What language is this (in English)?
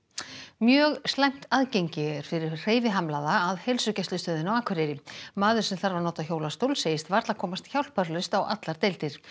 Icelandic